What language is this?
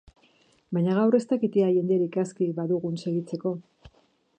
Basque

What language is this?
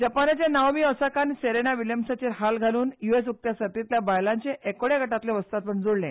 Konkani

